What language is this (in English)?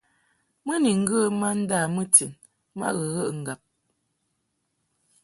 Mungaka